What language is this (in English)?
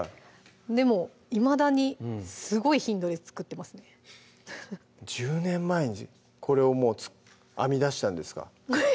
Japanese